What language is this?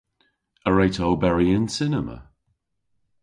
Cornish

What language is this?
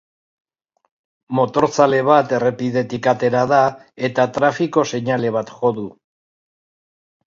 Basque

